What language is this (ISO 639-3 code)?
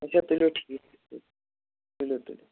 kas